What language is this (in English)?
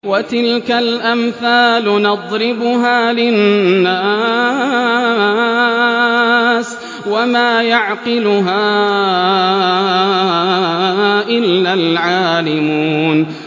Arabic